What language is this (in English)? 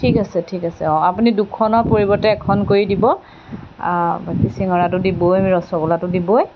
Assamese